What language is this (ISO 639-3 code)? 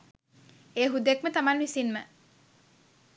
sin